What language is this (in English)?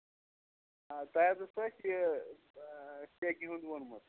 Kashmiri